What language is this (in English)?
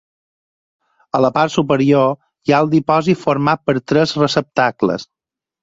Catalan